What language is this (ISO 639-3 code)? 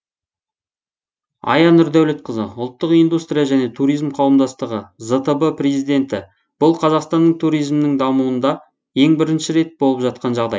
kaz